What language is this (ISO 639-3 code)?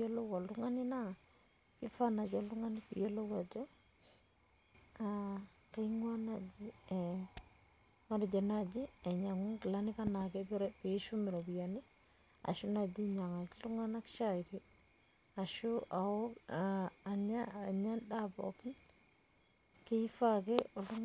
mas